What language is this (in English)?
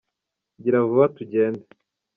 Kinyarwanda